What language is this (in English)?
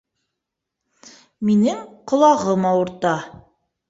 Bashkir